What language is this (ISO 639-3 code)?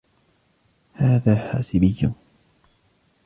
ara